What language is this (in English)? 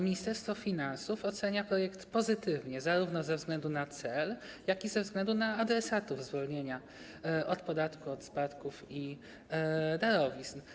Polish